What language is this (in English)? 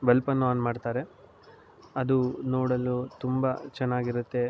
Kannada